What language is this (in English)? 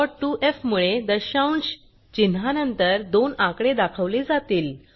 Marathi